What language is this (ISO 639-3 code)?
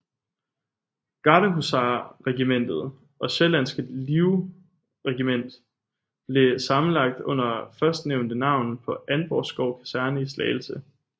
dan